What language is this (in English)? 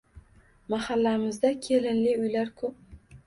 Uzbek